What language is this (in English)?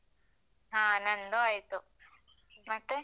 Kannada